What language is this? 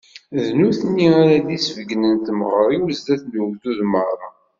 Kabyle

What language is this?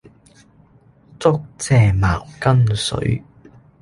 Cantonese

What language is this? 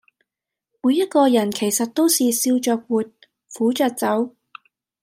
Cantonese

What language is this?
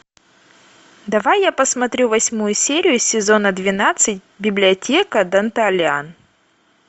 Russian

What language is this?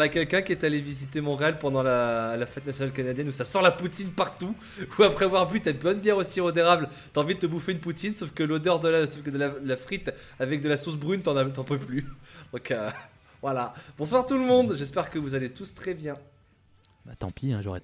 French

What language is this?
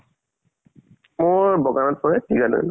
Assamese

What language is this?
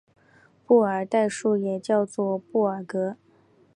Chinese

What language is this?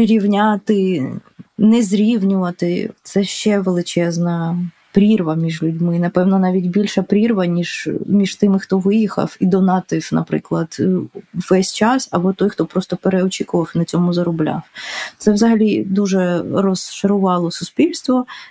Ukrainian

